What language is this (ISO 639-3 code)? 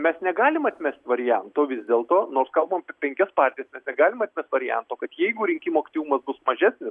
lit